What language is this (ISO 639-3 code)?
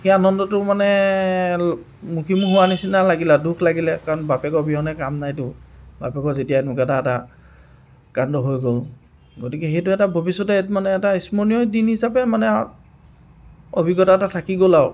asm